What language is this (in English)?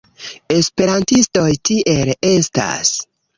Esperanto